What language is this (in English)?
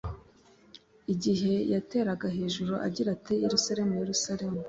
Kinyarwanda